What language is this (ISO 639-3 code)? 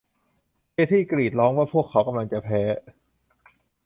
tha